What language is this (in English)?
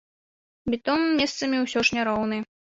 Belarusian